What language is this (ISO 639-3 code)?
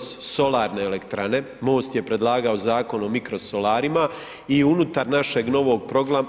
hrv